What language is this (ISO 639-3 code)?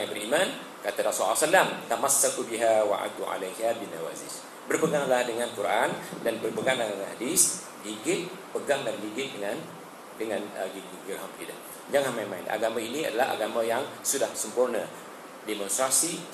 msa